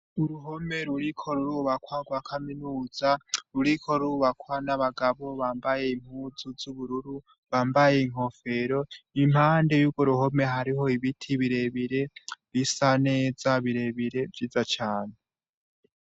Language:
Rundi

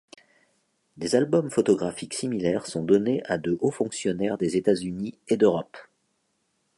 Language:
French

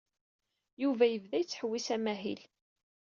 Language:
Kabyle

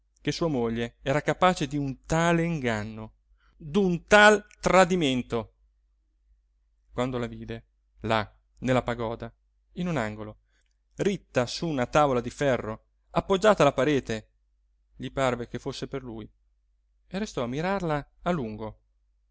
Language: Italian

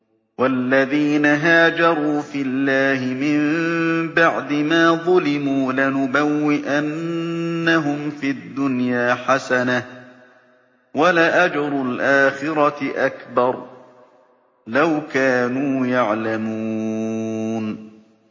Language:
Arabic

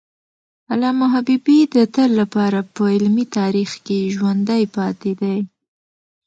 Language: Pashto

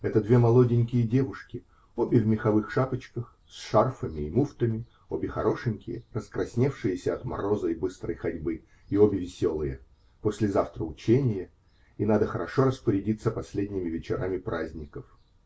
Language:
Russian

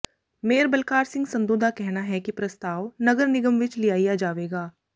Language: Punjabi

